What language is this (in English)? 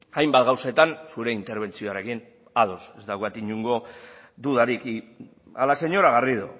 Basque